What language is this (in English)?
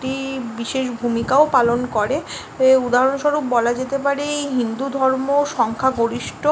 Bangla